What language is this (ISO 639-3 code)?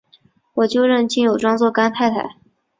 zho